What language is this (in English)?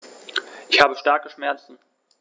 German